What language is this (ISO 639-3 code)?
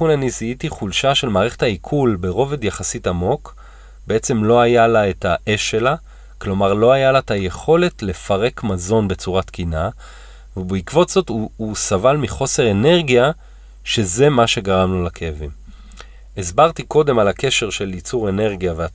heb